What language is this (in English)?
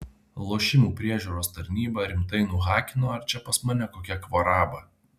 Lithuanian